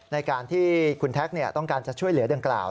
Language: Thai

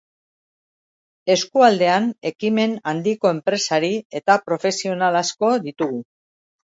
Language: Basque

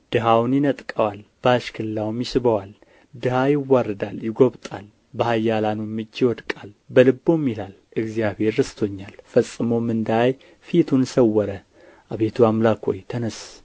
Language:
Amharic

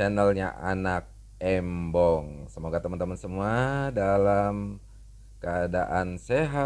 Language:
Indonesian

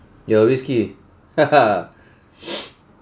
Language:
English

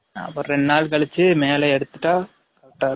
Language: Tamil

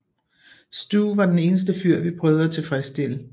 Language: Danish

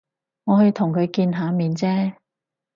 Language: Cantonese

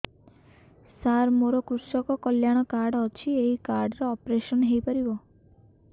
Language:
Odia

